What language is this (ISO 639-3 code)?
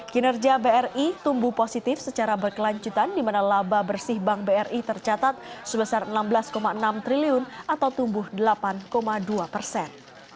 ind